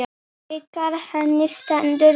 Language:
Icelandic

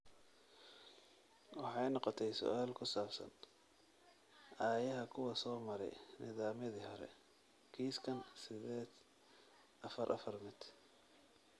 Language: Somali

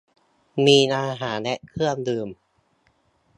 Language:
Thai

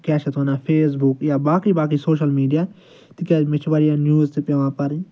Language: Kashmiri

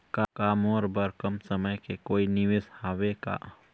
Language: Chhattisgarhi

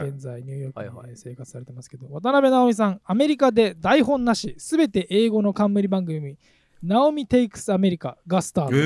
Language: Japanese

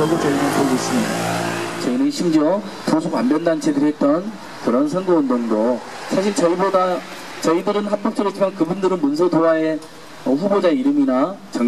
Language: Korean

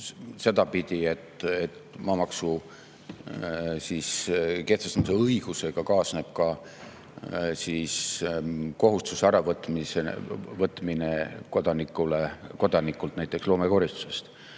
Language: Estonian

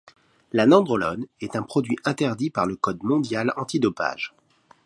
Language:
French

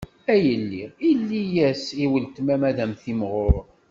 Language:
Kabyle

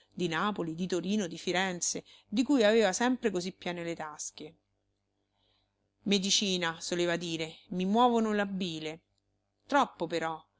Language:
Italian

